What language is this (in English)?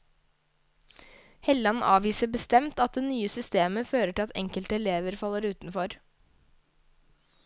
Norwegian